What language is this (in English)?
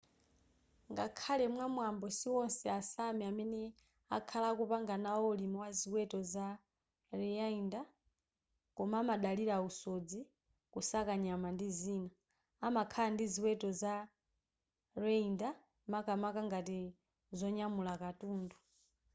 Nyanja